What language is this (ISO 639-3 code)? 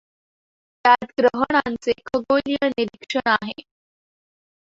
mar